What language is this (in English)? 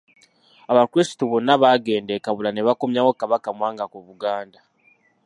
Ganda